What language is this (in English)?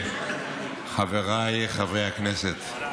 Hebrew